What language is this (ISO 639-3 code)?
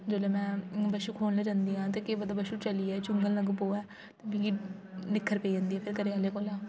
doi